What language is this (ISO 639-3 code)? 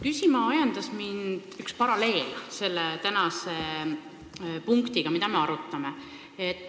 est